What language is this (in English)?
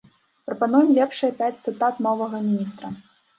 Belarusian